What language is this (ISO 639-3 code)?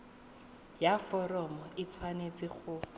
tsn